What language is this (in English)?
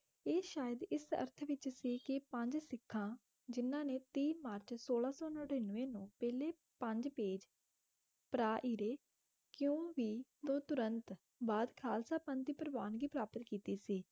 Punjabi